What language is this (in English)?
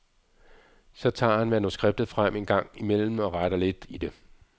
Danish